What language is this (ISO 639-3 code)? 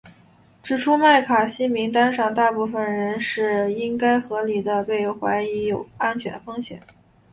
zho